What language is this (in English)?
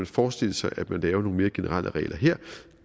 Danish